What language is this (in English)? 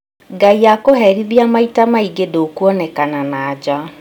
Kikuyu